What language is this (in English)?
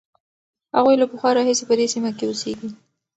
Pashto